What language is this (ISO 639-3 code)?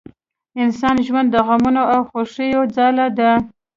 pus